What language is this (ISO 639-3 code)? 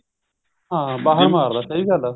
pan